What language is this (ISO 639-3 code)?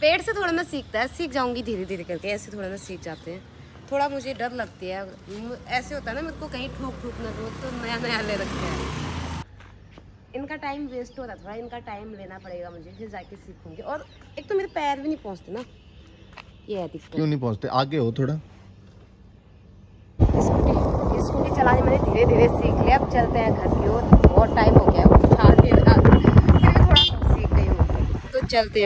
hin